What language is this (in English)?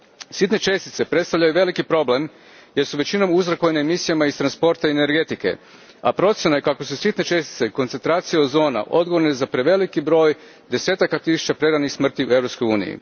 Croatian